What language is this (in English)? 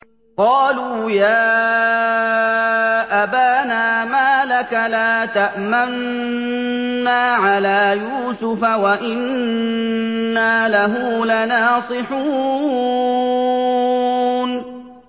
Arabic